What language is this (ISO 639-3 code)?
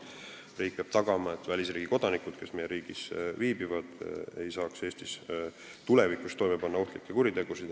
est